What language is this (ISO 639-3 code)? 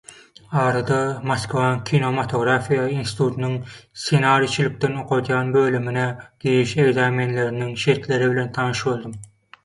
tuk